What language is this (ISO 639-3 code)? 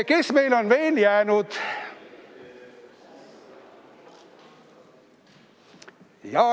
est